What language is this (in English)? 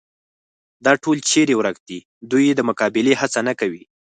Pashto